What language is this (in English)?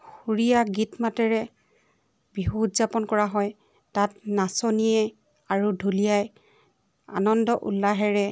Assamese